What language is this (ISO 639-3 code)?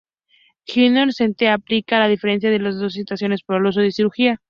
spa